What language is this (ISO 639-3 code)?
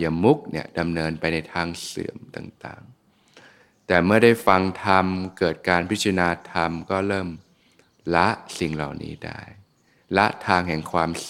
tha